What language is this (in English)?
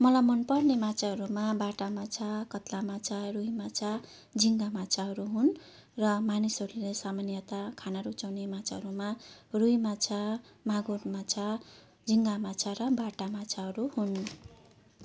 Nepali